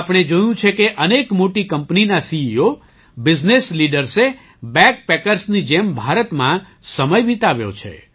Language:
Gujarati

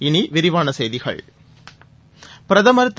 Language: Tamil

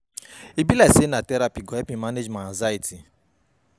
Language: Nigerian Pidgin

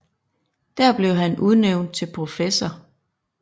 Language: Danish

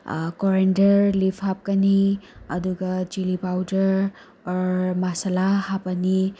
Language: Manipuri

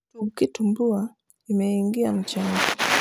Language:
Luo (Kenya and Tanzania)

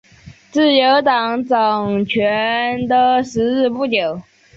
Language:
Chinese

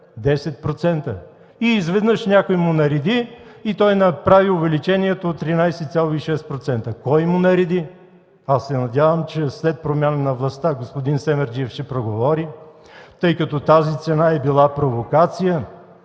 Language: Bulgarian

